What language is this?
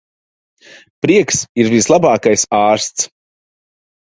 Latvian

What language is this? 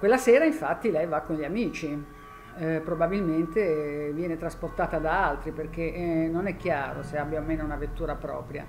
Italian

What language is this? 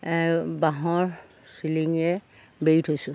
Assamese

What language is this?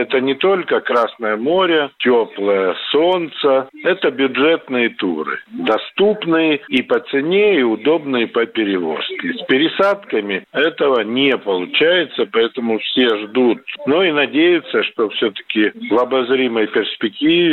Russian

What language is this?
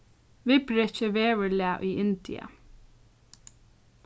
Faroese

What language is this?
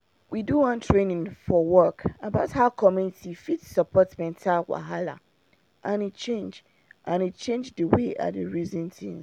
Nigerian Pidgin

